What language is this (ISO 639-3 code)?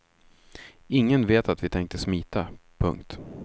swe